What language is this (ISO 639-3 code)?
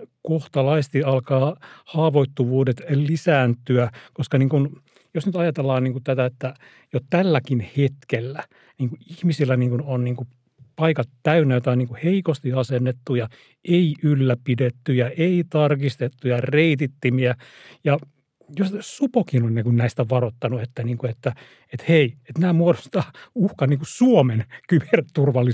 fin